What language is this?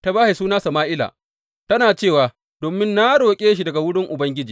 Hausa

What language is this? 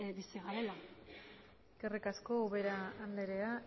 Basque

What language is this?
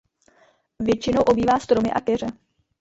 Czech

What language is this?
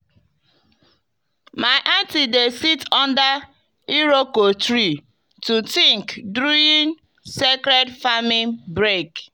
Nigerian Pidgin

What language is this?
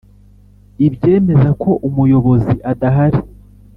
Kinyarwanda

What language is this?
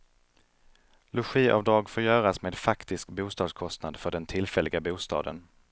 Swedish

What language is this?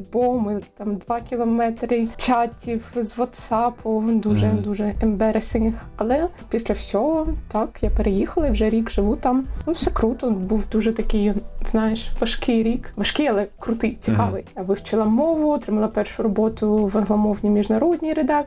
Ukrainian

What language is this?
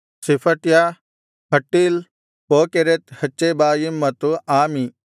Kannada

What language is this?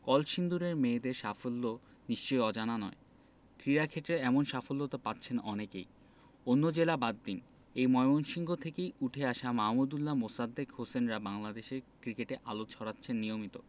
Bangla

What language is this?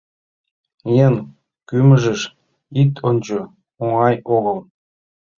Mari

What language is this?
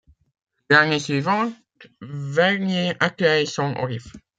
French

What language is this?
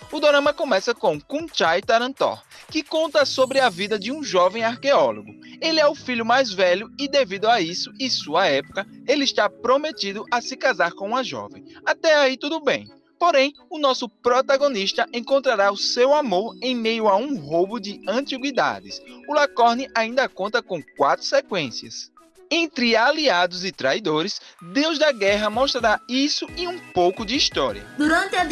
Portuguese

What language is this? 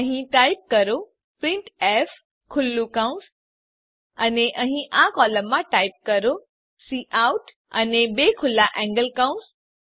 Gujarati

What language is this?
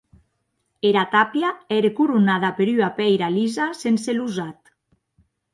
Occitan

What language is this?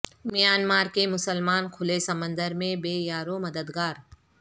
Urdu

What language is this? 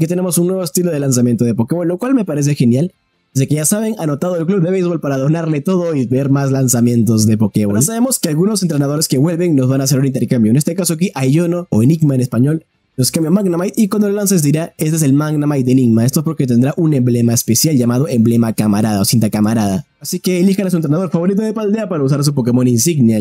Spanish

